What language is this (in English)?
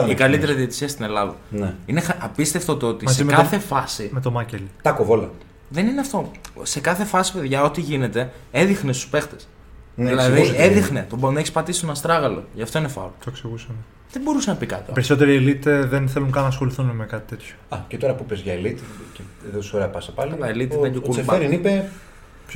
Greek